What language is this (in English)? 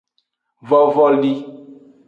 Aja (Benin)